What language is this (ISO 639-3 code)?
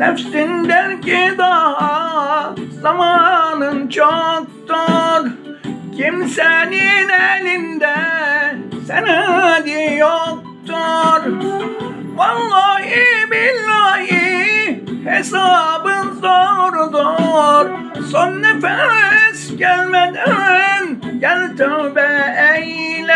tur